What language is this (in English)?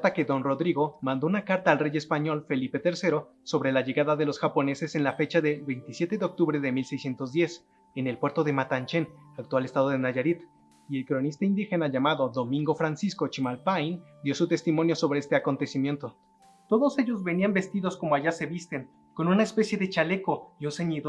Spanish